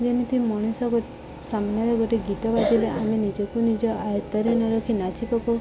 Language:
Odia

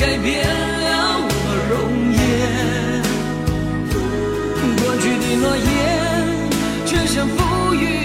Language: Chinese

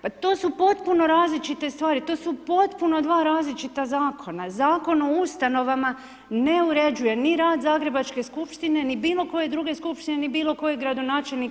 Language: Croatian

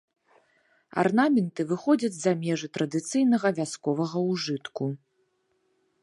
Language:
Belarusian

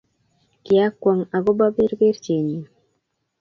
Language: Kalenjin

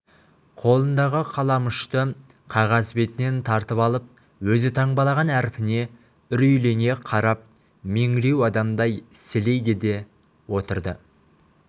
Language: Kazakh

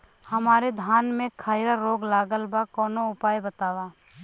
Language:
Bhojpuri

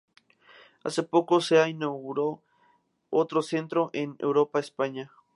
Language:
Spanish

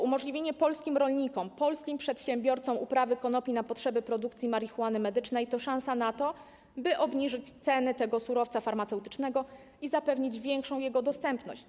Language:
Polish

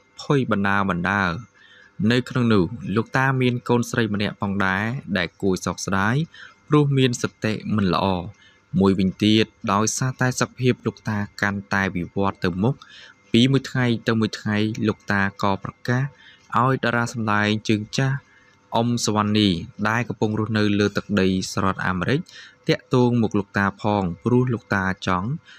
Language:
Thai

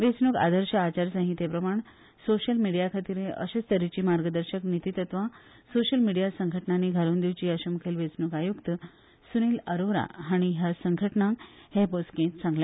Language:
Konkani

